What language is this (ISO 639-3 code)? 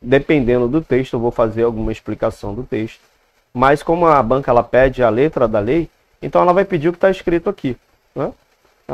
por